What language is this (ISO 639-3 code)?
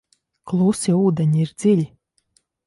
lav